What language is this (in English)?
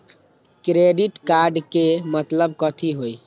Magahi